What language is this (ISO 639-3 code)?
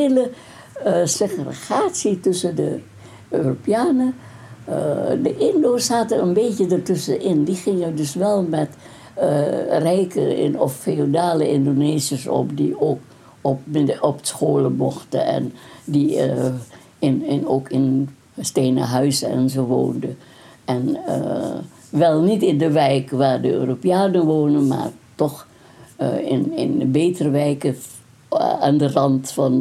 nld